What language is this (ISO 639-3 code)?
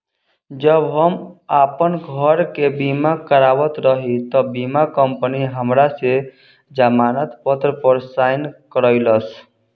bho